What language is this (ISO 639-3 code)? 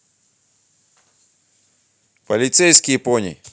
rus